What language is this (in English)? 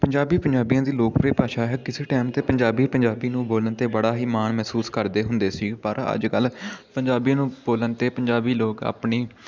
Punjabi